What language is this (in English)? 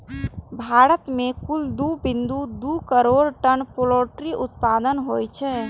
Maithili